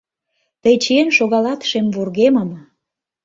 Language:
Mari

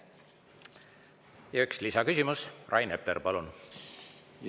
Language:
Estonian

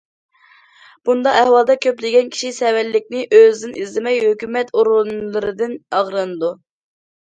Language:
Uyghur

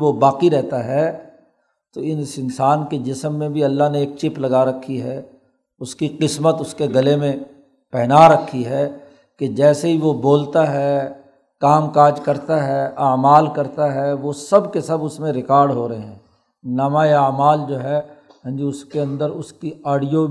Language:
Urdu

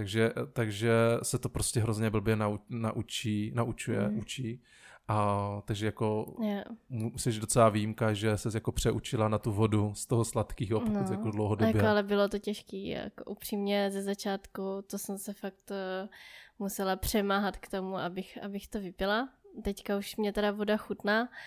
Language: Czech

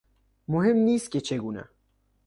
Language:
Persian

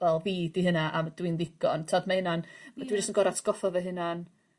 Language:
Welsh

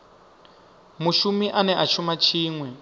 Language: Venda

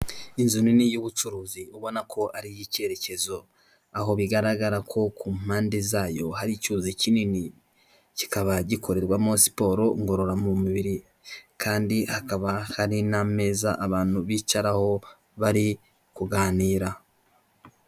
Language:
Kinyarwanda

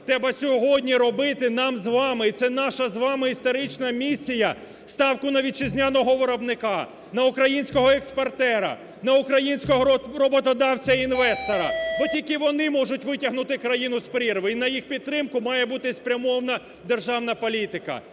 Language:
Ukrainian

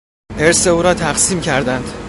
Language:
Persian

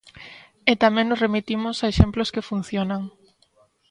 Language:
Galician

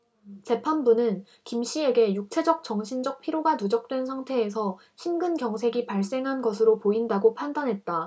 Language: Korean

